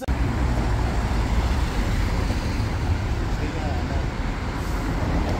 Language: Polish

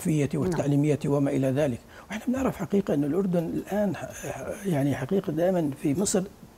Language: Arabic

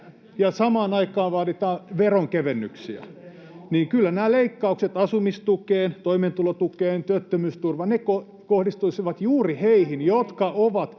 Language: Finnish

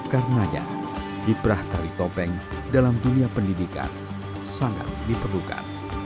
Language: Indonesian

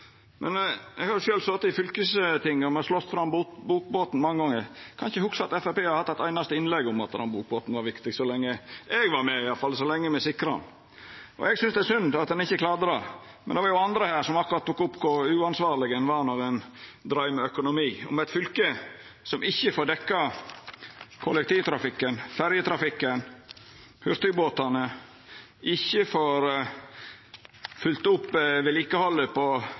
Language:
Norwegian Nynorsk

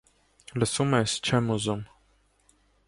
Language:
Armenian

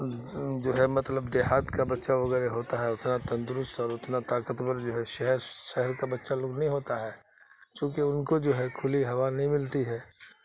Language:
Urdu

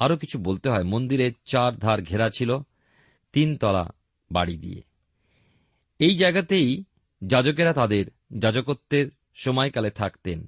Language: Bangla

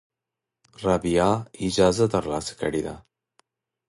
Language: Pashto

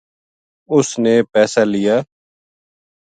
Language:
Gujari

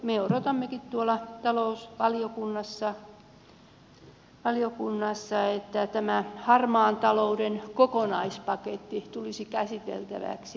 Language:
Finnish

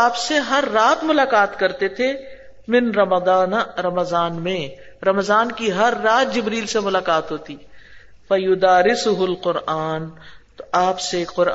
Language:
Urdu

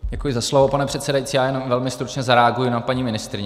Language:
Czech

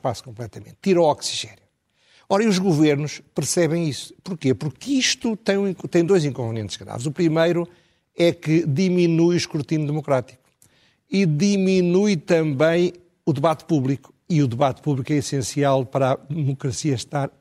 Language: Portuguese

